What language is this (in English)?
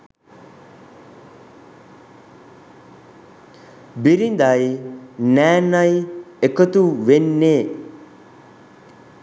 Sinhala